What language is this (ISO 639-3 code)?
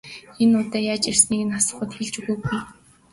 mon